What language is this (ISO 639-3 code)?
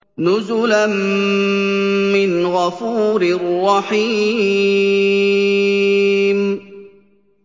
ara